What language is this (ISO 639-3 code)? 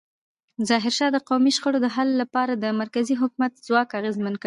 pus